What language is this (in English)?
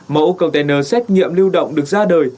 Vietnamese